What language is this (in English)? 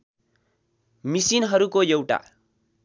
Nepali